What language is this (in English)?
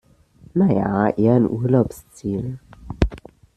German